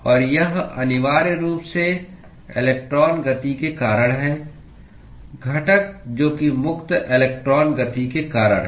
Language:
Hindi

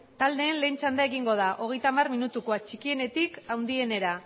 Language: Basque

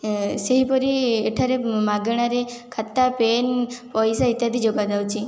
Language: Odia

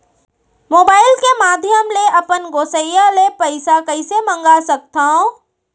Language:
Chhattisgarhi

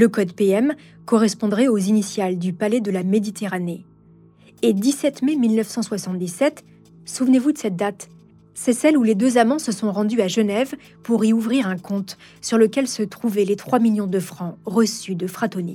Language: French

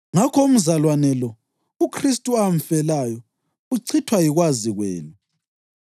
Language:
North Ndebele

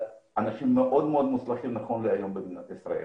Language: Hebrew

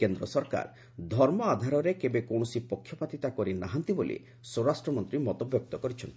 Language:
Odia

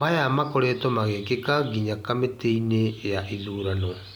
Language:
Kikuyu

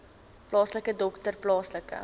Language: Afrikaans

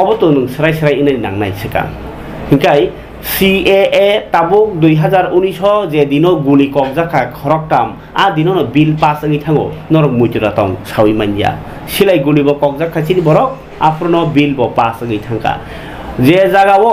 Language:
Bangla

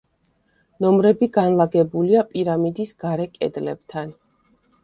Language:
Georgian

